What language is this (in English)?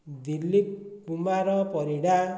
Odia